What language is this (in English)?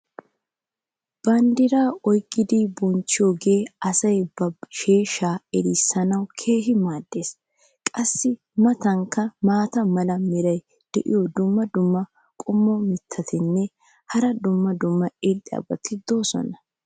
Wolaytta